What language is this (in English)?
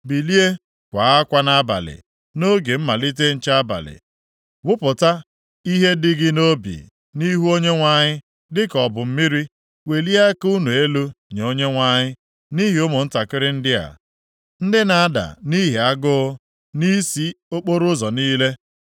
Igbo